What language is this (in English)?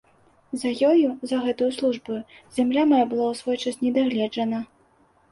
Belarusian